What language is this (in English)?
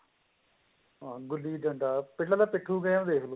Punjabi